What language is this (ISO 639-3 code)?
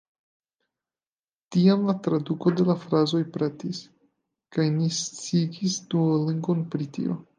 epo